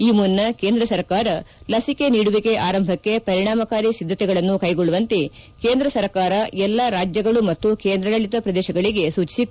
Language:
Kannada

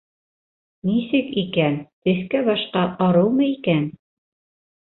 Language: Bashkir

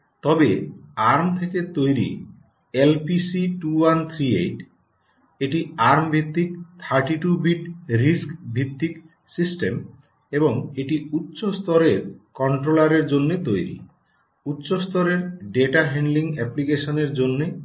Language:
Bangla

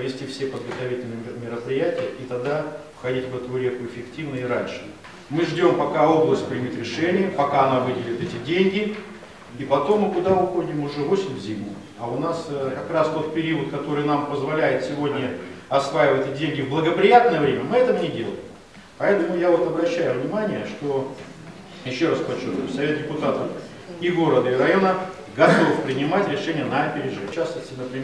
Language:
Russian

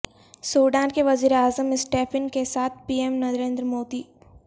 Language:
Urdu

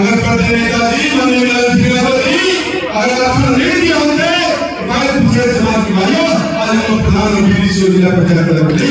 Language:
Hindi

